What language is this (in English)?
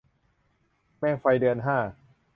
Thai